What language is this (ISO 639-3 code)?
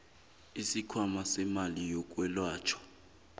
nbl